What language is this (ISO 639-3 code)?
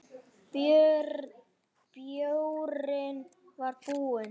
isl